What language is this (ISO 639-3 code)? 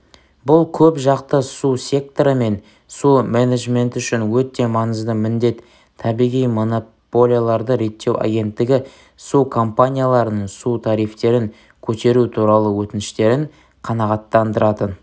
kaz